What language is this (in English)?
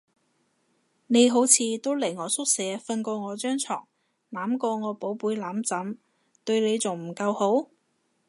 Cantonese